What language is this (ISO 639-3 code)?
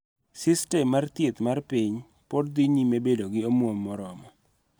luo